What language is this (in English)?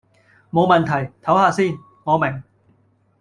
Cantonese